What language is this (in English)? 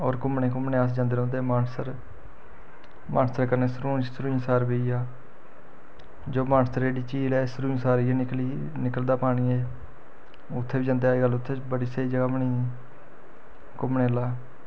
Dogri